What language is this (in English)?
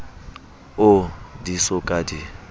Southern Sotho